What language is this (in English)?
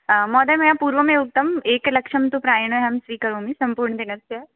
Sanskrit